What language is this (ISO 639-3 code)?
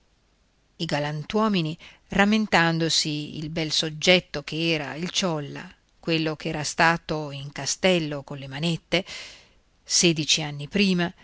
ita